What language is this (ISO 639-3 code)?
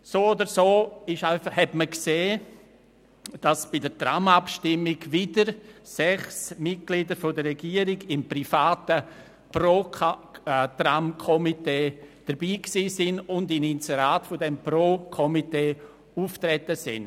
gsw